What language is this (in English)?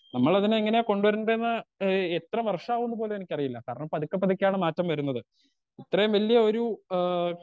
Malayalam